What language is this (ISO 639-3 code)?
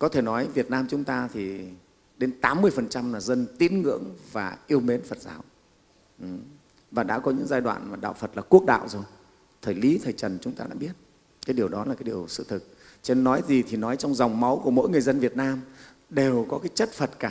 vie